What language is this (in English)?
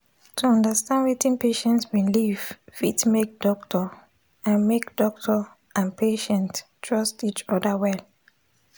Nigerian Pidgin